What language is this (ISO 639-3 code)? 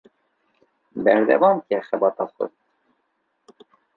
kur